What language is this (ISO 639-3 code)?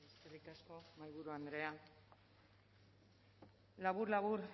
eus